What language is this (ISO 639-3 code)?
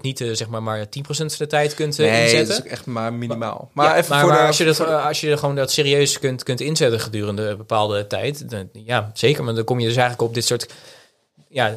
nld